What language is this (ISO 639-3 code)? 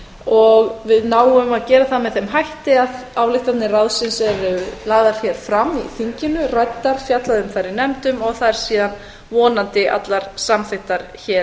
isl